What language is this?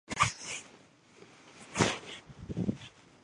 Chinese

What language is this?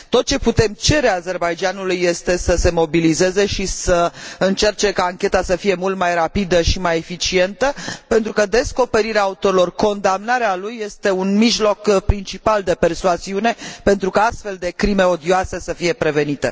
Romanian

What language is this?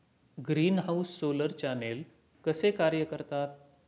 Marathi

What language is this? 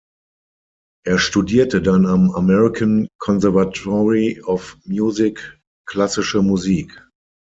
German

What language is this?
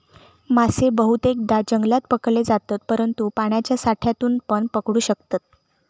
Marathi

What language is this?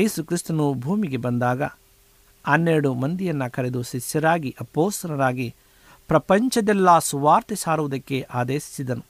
Kannada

